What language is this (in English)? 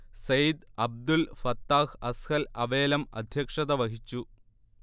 Malayalam